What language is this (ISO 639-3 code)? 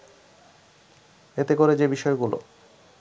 ben